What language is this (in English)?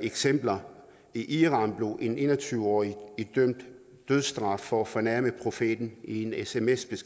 Danish